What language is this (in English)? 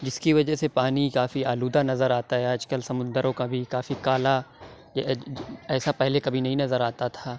Urdu